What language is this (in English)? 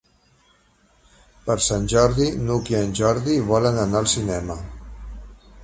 Catalan